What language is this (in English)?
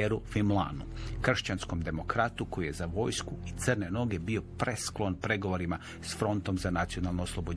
Croatian